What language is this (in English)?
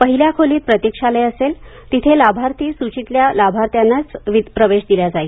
Marathi